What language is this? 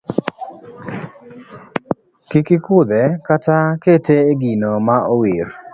Luo (Kenya and Tanzania)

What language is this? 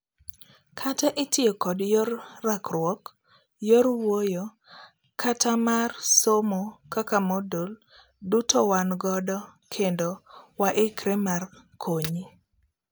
Luo (Kenya and Tanzania)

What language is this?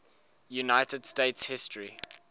English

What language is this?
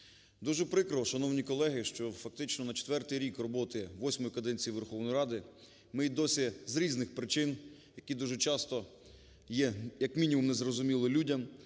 Ukrainian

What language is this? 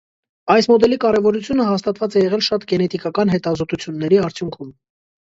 Armenian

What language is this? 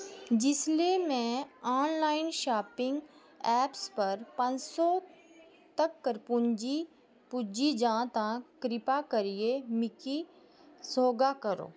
Dogri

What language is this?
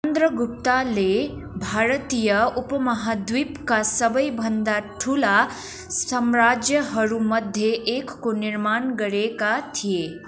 Nepali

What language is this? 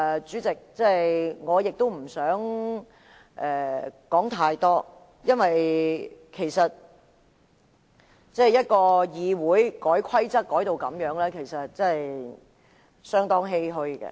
Cantonese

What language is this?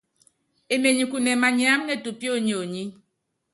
Yangben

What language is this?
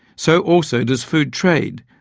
English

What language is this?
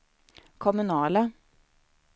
Swedish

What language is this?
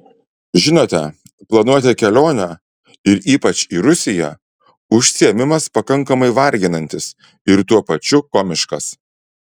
Lithuanian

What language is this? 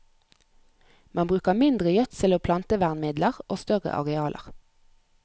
Norwegian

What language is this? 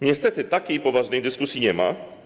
Polish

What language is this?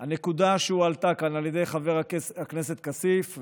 Hebrew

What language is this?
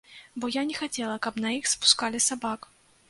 Belarusian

